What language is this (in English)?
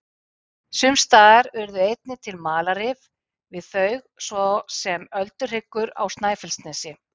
Icelandic